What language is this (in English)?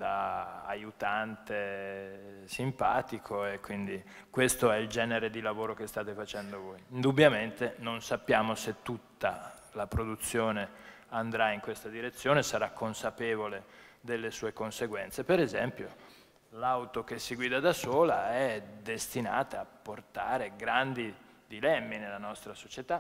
Italian